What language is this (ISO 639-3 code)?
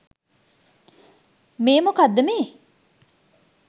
sin